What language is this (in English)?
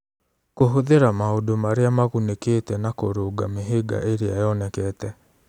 Kikuyu